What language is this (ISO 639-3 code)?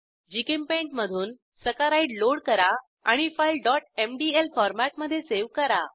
mar